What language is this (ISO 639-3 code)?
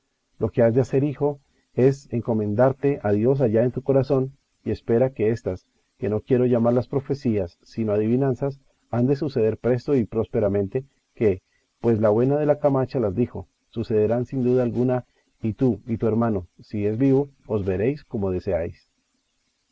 spa